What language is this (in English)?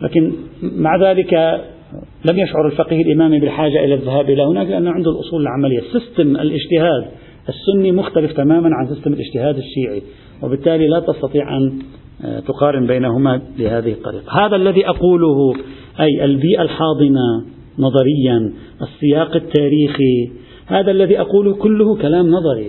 Arabic